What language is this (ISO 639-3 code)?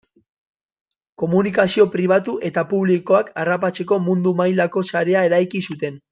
eus